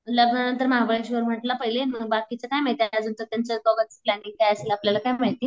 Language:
Marathi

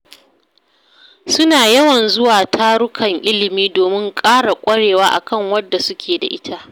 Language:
Hausa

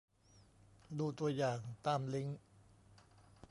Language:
Thai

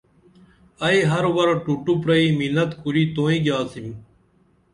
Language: Dameli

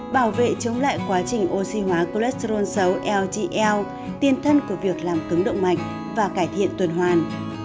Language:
Vietnamese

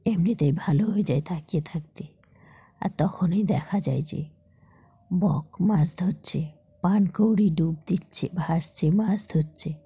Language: Bangla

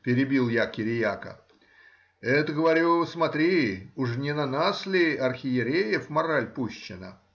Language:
Russian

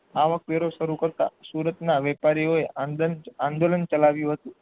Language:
Gujarati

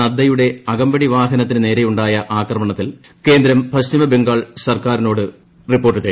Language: Malayalam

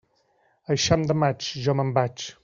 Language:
Catalan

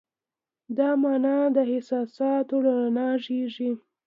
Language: Pashto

